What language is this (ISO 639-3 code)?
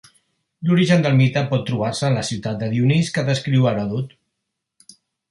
cat